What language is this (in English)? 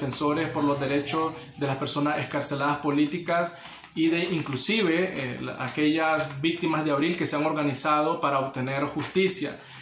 Spanish